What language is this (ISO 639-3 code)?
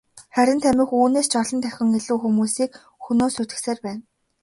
mon